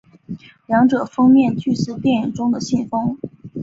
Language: Chinese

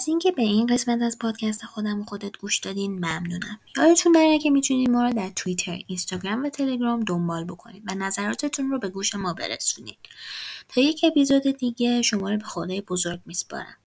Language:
Persian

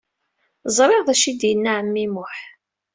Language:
Kabyle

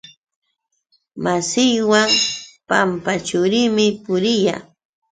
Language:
Yauyos Quechua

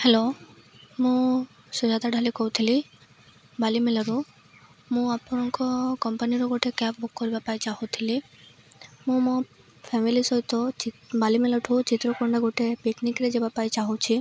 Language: Odia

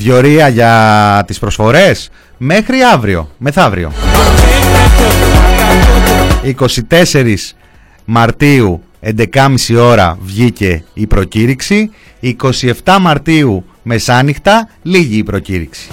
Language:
Greek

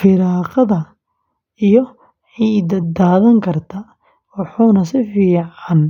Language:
Somali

